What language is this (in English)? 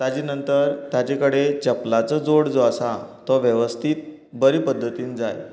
Konkani